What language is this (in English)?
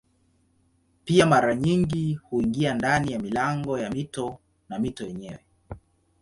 Swahili